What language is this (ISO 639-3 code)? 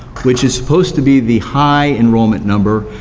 eng